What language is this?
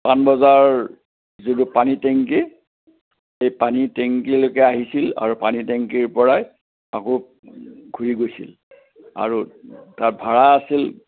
Assamese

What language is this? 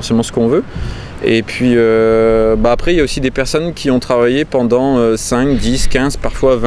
French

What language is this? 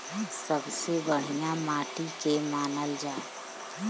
Bhojpuri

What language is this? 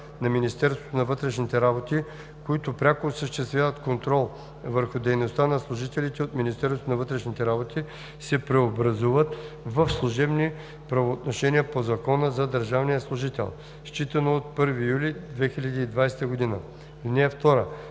Bulgarian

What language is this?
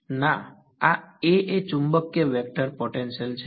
Gujarati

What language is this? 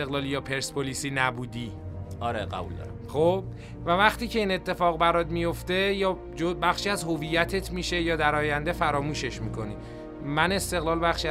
Persian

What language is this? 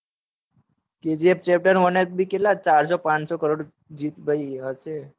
Gujarati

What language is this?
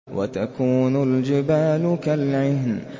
Arabic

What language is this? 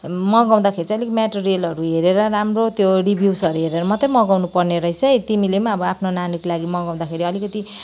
Nepali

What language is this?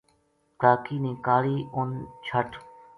Gujari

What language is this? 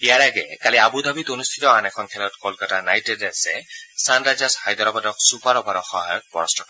Assamese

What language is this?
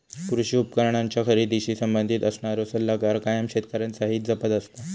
Marathi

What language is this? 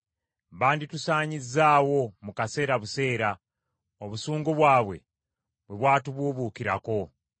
Ganda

